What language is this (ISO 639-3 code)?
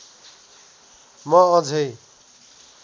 nep